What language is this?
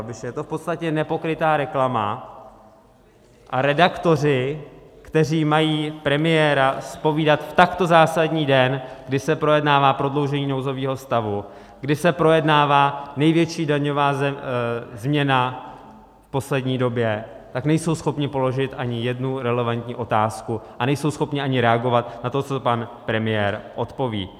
Czech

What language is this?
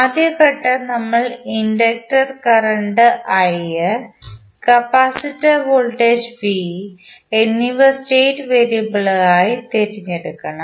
Malayalam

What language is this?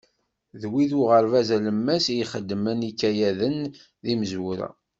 Kabyle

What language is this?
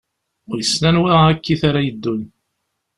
Kabyle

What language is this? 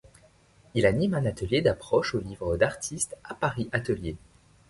French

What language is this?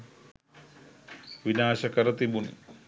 Sinhala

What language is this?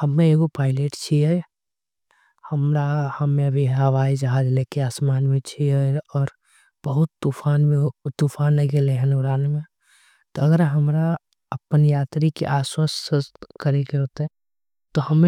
Angika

